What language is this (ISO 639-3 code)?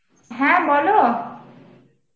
ben